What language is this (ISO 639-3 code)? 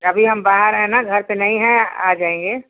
hin